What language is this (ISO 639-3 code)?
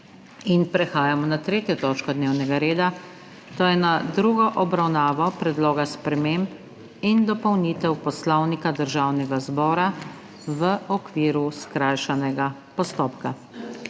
slv